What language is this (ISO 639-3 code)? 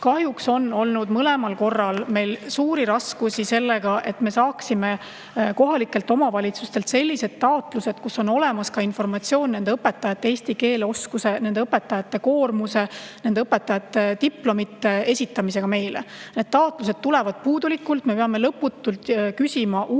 est